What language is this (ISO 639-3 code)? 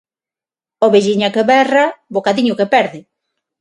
glg